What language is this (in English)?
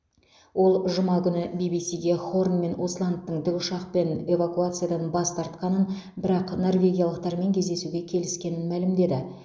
Kazakh